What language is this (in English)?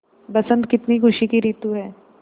Hindi